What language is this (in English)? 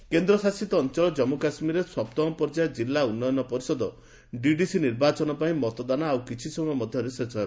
Odia